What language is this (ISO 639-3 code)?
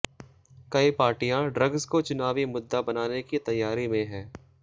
hin